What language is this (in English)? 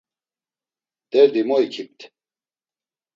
Laz